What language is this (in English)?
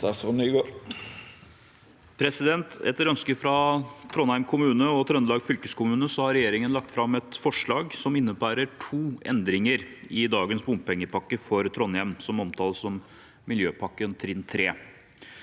Norwegian